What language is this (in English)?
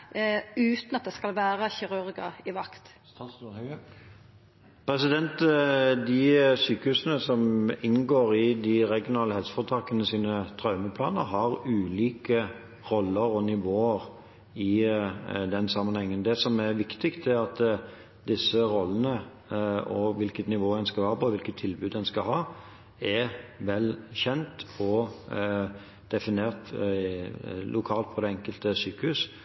Norwegian